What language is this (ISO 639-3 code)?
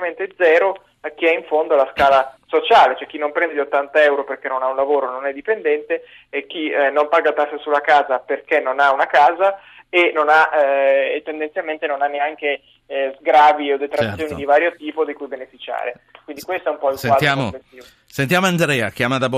ita